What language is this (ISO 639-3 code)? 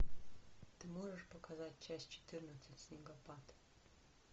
rus